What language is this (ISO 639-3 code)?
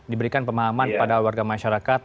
ind